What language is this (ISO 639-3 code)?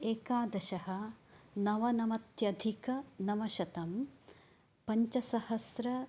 san